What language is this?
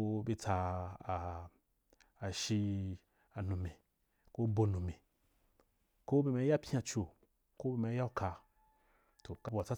Wapan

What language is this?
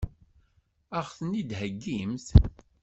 Kabyle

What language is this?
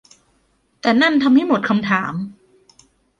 Thai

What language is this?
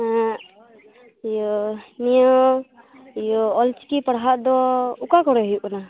Santali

